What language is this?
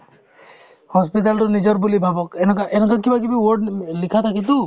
Assamese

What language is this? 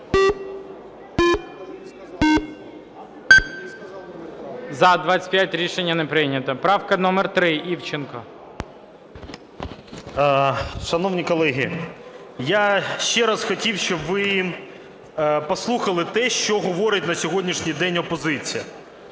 Ukrainian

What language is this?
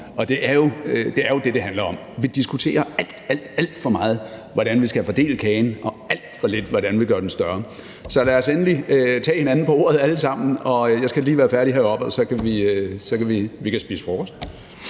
Danish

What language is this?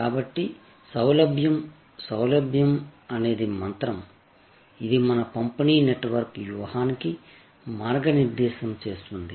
Telugu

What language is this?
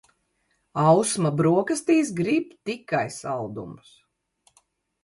Latvian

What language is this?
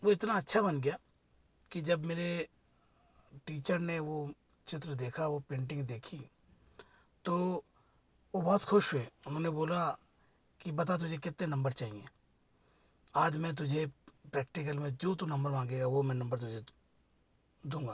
Hindi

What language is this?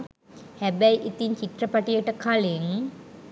Sinhala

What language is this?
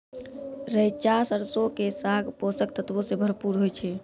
Maithili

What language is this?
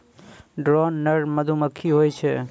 Maithili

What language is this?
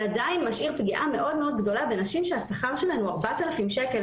Hebrew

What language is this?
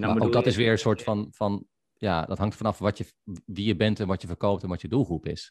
Dutch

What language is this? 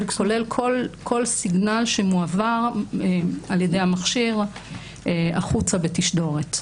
Hebrew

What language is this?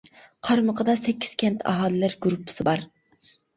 Uyghur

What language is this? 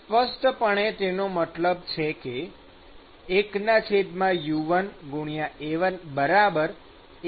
Gujarati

